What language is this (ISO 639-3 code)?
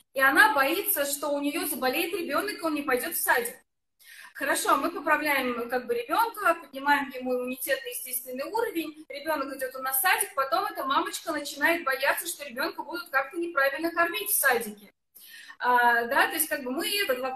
rus